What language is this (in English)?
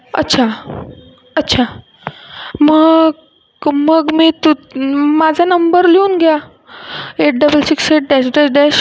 Marathi